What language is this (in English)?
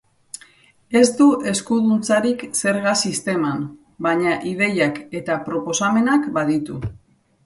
Basque